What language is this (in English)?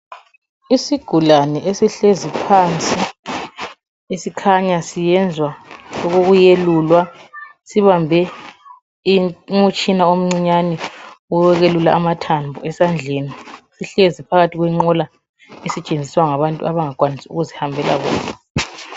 North Ndebele